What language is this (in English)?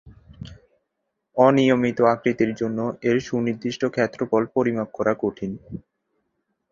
Bangla